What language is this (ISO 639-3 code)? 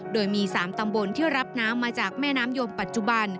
tha